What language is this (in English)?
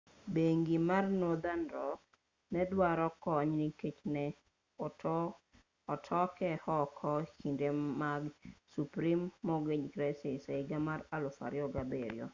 Luo (Kenya and Tanzania)